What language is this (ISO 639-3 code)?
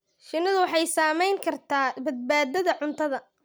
som